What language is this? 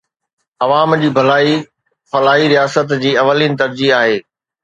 Sindhi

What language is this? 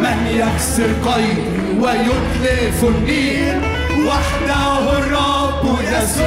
Arabic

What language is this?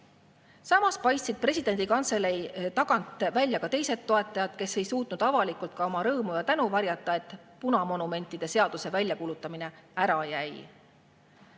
Estonian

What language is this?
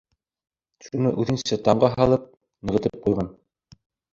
Bashkir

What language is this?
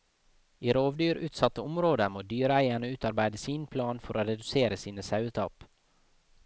Norwegian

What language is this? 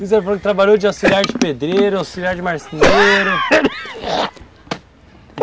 Portuguese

